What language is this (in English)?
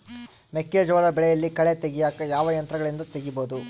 Kannada